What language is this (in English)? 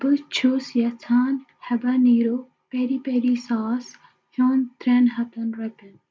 Kashmiri